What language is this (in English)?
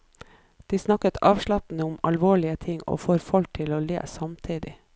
Norwegian